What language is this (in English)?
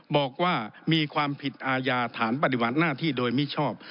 Thai